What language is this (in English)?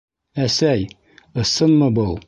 Bashkir